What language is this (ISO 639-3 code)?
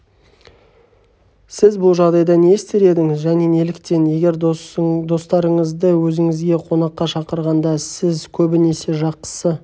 kaz